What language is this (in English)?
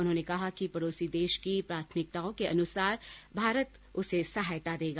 Hindi